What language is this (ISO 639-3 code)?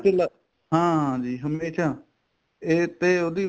pan